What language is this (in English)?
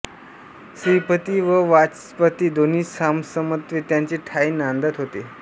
Marathi